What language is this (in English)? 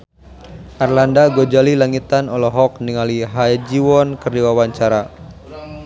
Sundanese